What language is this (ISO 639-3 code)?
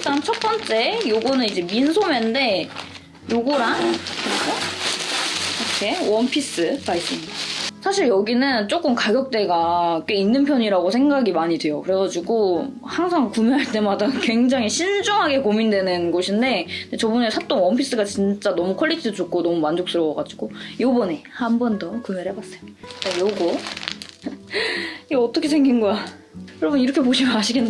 kor